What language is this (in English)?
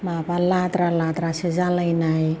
Bodo